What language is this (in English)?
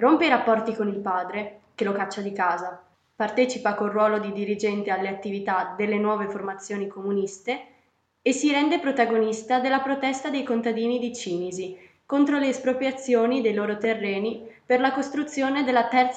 Italian